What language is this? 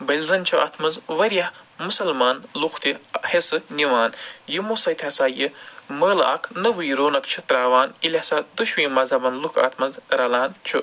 Kashmiri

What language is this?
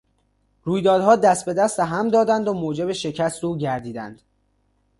Persian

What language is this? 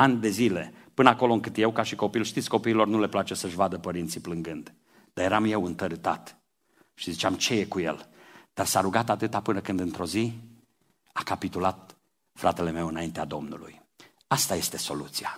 Romanian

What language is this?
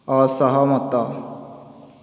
Odia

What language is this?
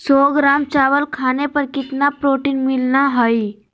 Magahi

